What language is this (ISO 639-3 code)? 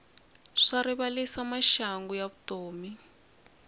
tso